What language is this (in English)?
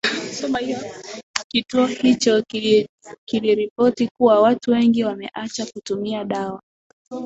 Swahili